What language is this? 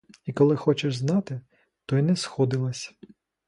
Ukrainian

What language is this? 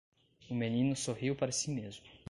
Portuguese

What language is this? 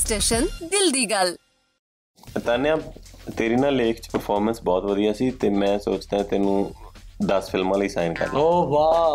Punjabi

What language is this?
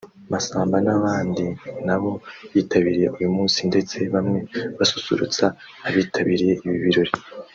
Kinyarwanda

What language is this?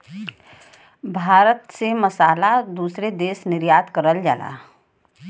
Bhojpuri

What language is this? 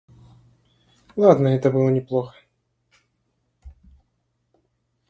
Russian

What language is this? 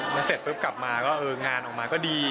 Thai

